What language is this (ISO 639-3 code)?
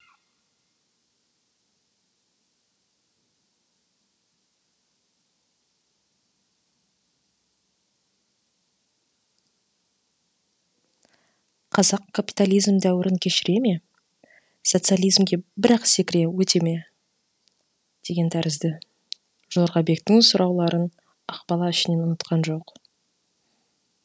kaz